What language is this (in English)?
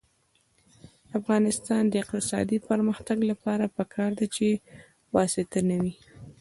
Pashto